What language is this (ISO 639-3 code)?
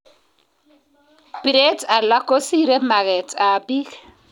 kln